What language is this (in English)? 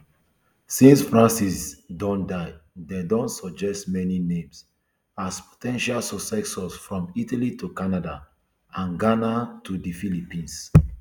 Nigerian Pidgin